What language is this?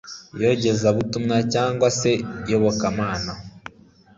Kinyarwanda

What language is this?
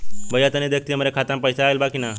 Bhojpuri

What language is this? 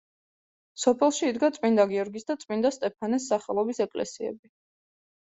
Georgian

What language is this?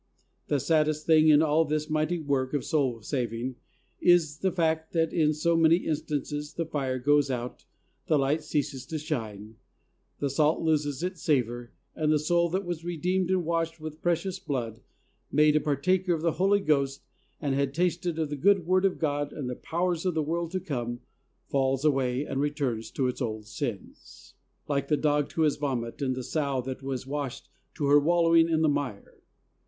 English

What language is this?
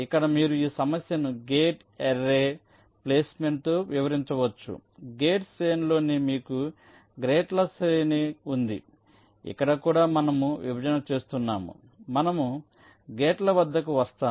Telugu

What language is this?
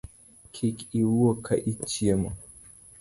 Luo (Kenya and Tanzania)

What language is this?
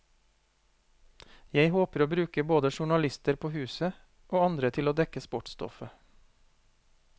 Norwegian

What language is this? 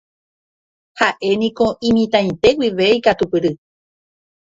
Guarani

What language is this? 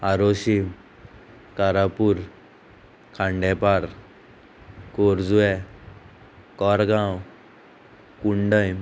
Konkani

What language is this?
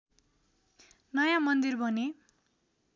Nepali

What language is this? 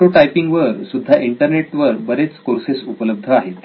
Marathi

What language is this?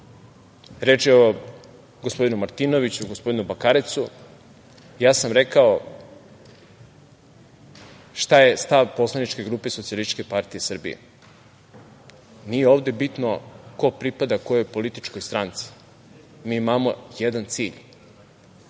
Serbian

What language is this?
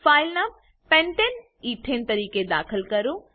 Gujarati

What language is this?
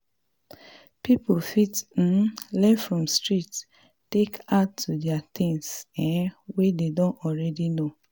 Nigerian Pidgin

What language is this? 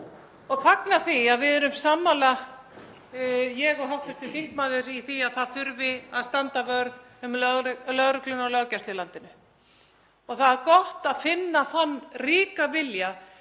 Icelandic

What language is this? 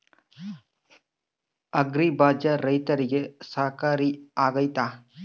Kannada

